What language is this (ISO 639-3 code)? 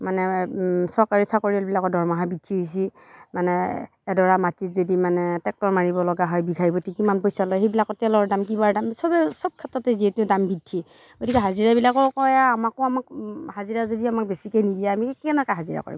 asm